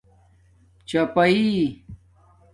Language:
Domaaki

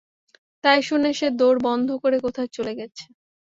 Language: Bangla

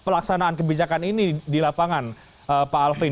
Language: Indonesian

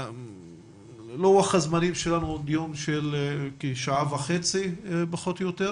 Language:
Hebrew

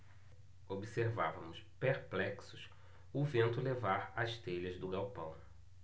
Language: Portuguese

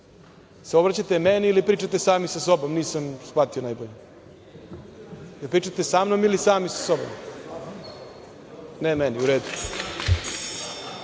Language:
Serbian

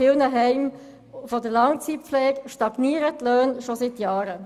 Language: Swiss German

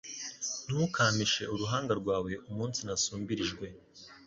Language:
Kinyarwanda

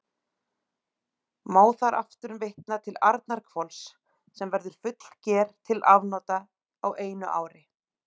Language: Icelandic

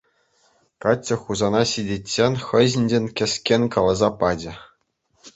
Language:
Chuvash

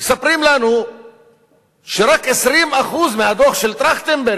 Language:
Hebrew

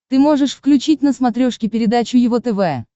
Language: Russian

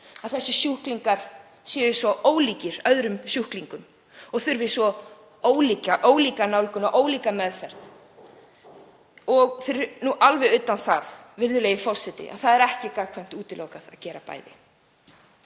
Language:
Icelandic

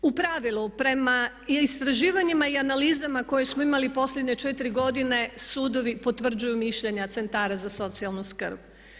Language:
Croatian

